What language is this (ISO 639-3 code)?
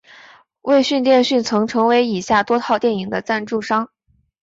zho